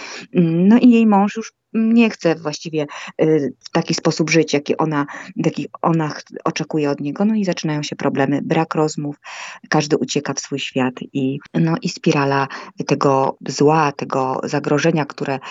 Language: Polish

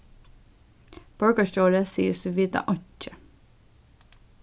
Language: Faroese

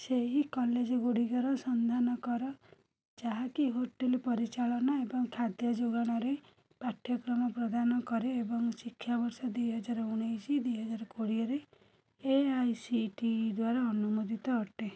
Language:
Odia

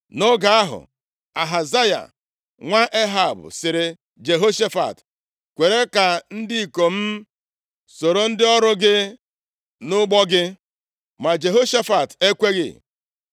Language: Igbo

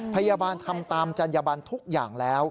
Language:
Thai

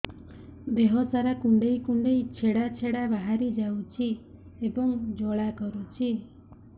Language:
Odia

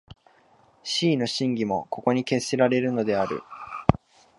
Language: Japanese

